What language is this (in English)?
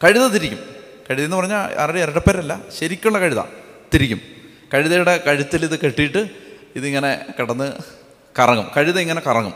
Malayalam